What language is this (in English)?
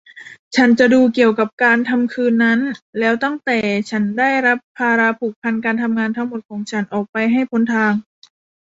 Thai